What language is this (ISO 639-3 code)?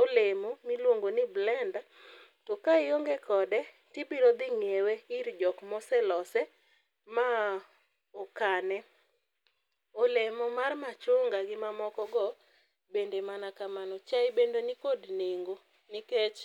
luo